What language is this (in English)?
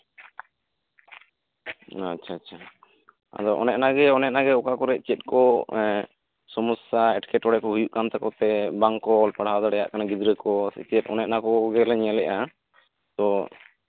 Santali